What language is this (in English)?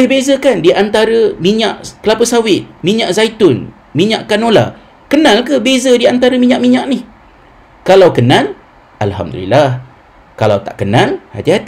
Malay